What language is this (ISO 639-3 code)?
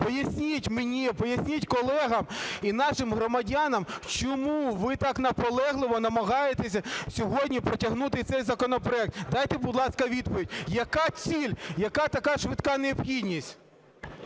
ukr